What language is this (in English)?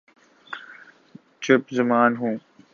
Urdu